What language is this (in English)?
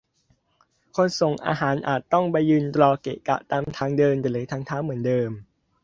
Thai